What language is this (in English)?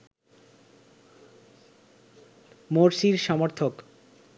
Bangla